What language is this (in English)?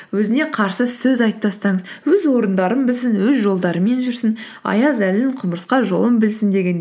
Kazakh